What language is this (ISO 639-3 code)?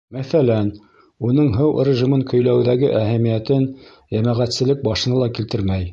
bak